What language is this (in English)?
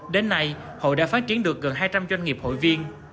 Vietnamese